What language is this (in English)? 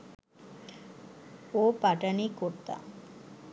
Bangla